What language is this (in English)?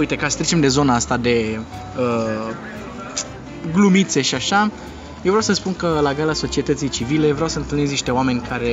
Romanian